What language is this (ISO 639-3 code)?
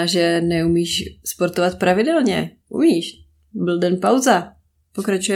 ces